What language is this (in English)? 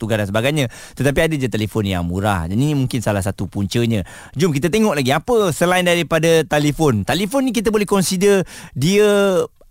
Malay